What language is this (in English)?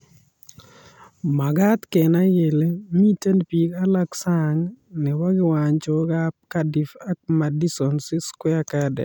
Kalenjin